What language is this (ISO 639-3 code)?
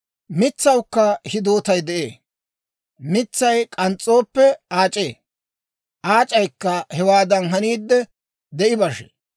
dwr